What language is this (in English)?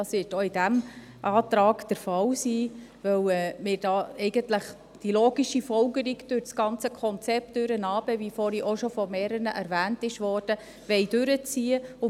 Swiss German